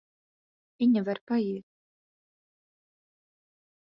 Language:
Latvian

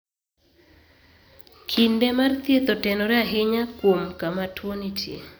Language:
Luo (Kenya and Tanzania)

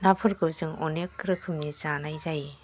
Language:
Bodo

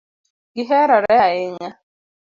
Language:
Luo (Kenya and Tanzania)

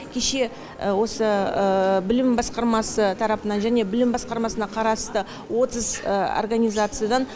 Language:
Kazakh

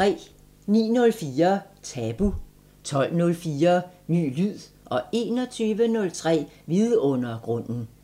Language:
Danish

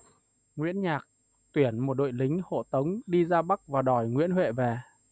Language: Vietnamese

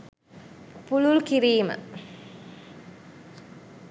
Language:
Sinhala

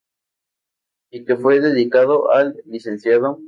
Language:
Spanish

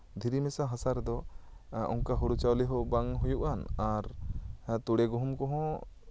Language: Santali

